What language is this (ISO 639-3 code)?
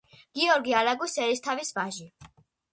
kat